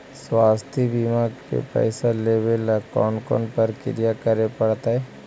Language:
Magahi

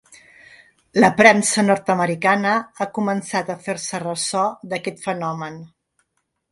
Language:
Catalan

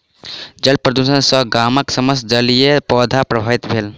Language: Maithili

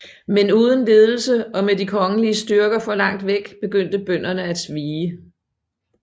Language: Danish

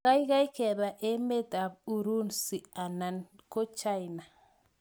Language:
Kalenjin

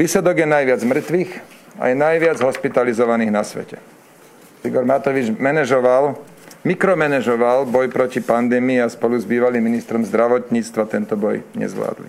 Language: Slovak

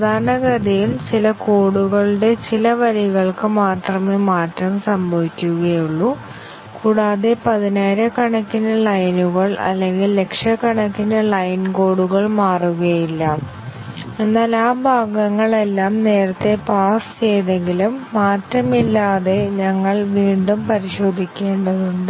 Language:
Malayalam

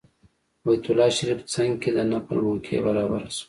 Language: Pashto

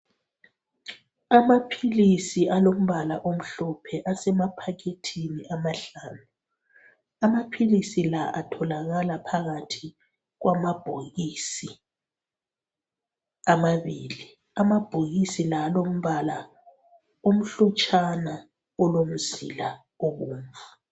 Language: North Ndebele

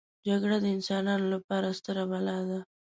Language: Pashto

